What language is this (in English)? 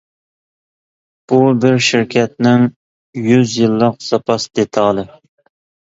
Uyghur